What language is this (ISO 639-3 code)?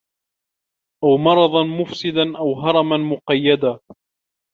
ara